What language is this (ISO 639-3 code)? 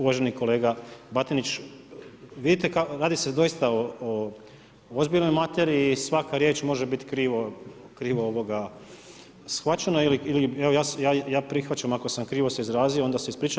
hrv